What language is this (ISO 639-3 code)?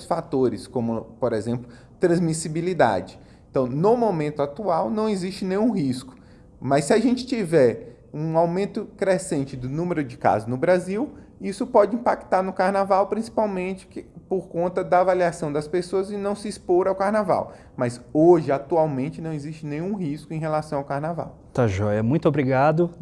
por